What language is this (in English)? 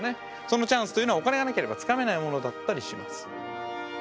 Japanese